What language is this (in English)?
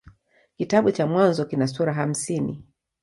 Swahili